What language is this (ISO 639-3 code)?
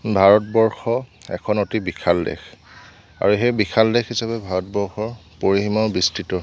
asm